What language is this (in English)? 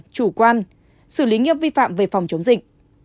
Vietnamese